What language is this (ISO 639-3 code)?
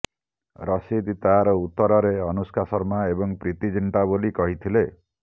ori